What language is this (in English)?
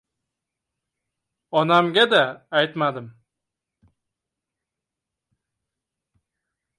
Uzbek